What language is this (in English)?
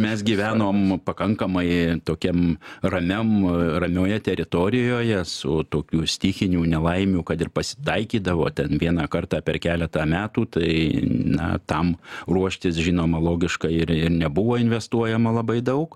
Lithuanian